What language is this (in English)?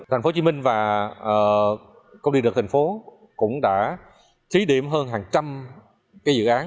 Vietnamese